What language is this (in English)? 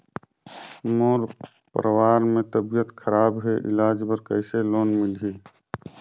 Chhattisgarhi